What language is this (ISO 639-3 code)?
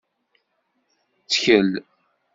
kab